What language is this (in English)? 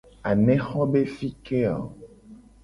Gen